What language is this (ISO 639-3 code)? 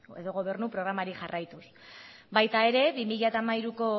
eus